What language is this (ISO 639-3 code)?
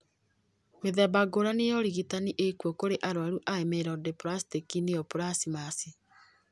kik